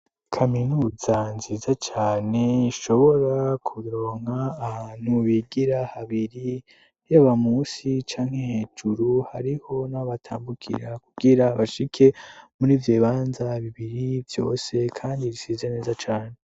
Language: Rundi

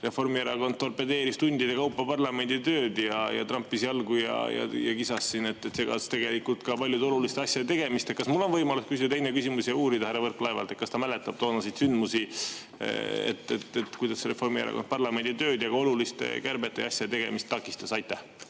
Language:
Estonian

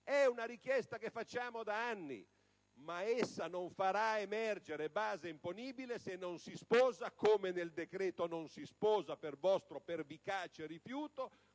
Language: Italian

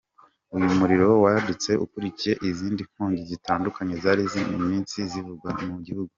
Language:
Kinyarwanda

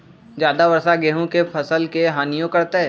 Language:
Magahi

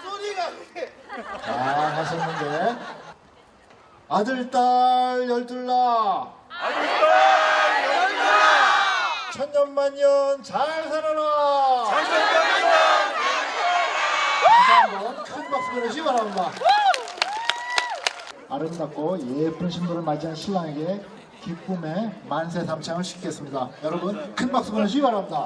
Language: Korean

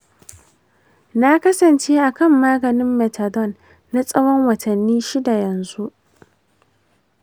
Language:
Hausa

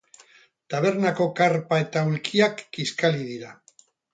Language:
Basque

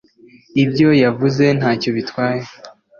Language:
Kinyarwanda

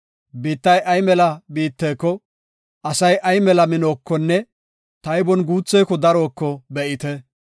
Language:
Gofa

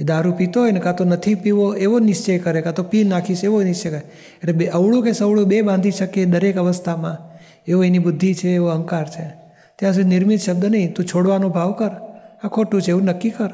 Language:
Gujarati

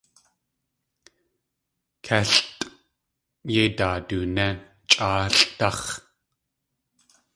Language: Tlingit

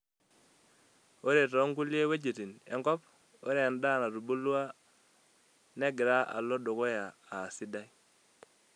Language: Masai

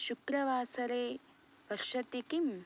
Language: Sanskrit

